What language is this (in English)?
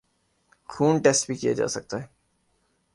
Urdu